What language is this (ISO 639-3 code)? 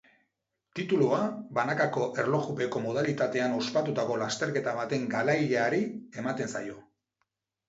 eus